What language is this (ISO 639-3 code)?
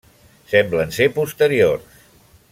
cat